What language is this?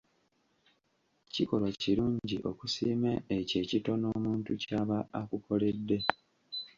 Ganda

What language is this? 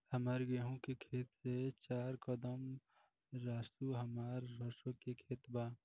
Bhojpuri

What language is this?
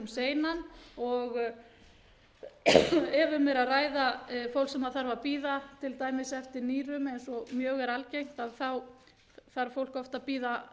Icelandic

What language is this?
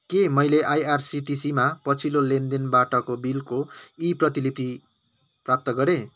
Nepali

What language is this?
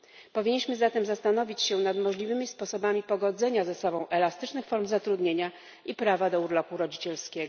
Polish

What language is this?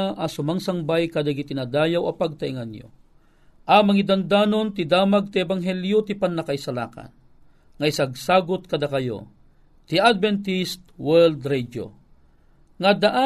Filipino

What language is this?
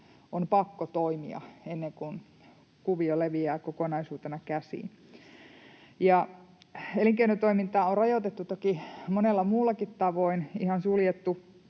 Finnish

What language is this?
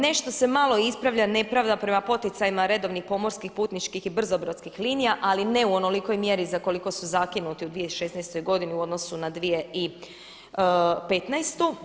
Croatian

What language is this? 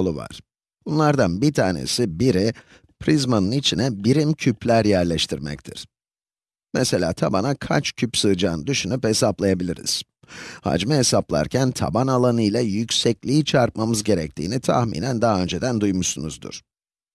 Turkish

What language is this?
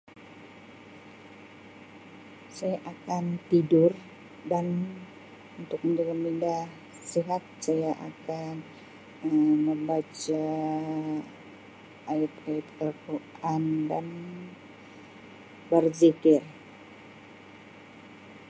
Sabah Malay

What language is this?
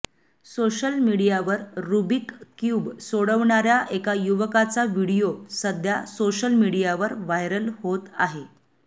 Marathi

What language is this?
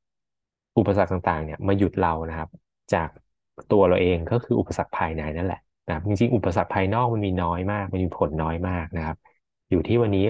Thai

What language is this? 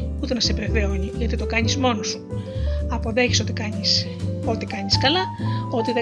Greek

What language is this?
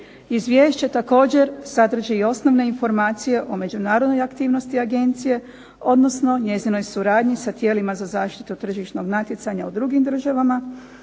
Croatian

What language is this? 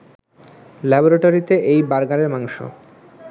Bangla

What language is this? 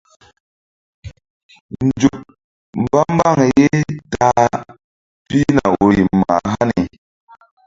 Mbum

